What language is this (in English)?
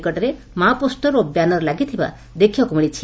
Odia